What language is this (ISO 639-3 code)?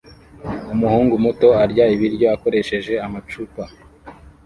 kin